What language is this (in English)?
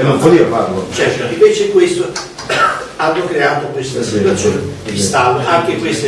Italian